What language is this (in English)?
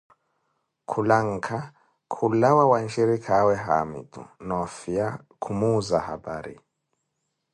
Koti